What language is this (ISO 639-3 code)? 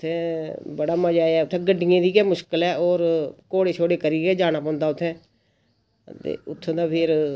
doi